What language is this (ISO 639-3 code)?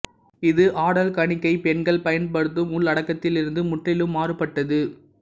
tam